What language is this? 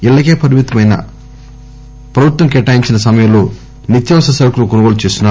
Telugu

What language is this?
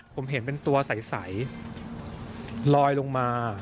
Thai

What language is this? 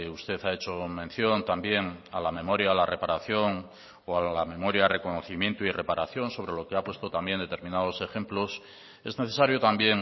Spanish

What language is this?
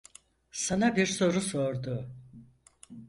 Turkish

